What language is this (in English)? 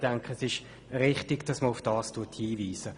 Swiss German